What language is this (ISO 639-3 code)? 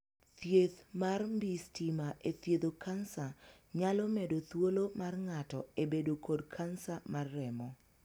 luo